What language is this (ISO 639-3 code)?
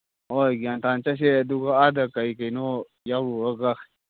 mni